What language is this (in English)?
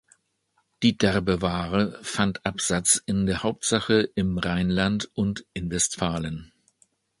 German